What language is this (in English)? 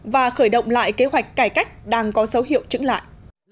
Vietnamese